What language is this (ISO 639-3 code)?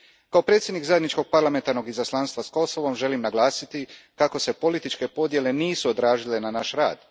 hrv